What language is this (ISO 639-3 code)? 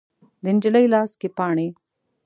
pus